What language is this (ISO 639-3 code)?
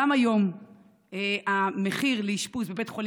heb